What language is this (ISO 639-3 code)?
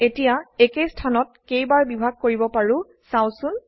asm